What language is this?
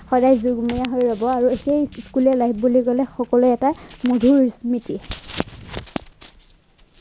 Assamese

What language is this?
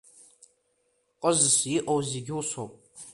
Abkhazian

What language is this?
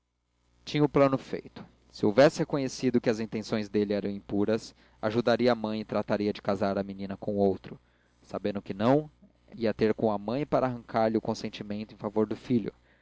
Portuguese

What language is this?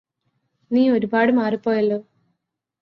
Malayalam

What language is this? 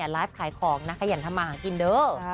Thai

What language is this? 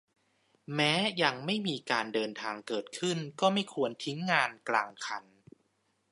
Thai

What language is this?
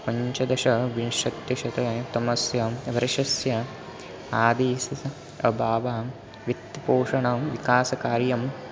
Sanskrit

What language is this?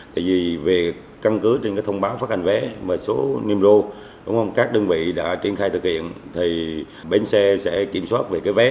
Vietnamese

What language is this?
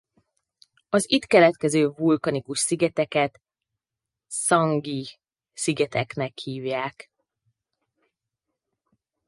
Hungarian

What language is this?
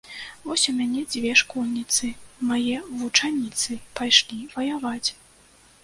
Belarusian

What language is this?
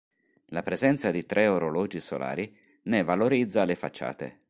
Italian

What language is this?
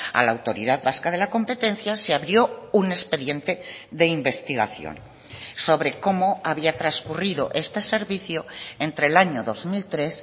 Spanish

